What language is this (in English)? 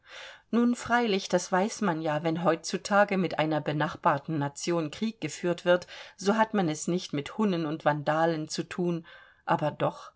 German